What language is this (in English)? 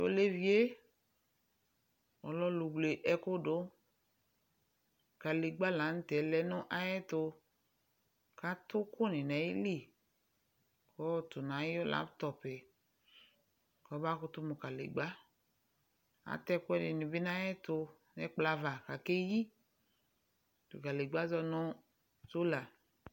Ikposo